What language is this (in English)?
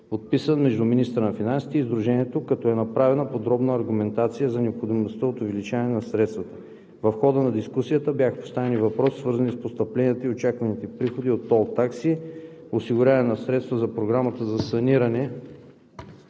Bulgarian